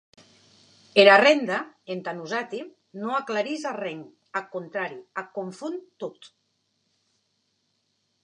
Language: Occitan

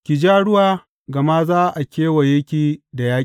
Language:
Hausa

